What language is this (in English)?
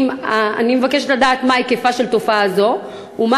Hebrew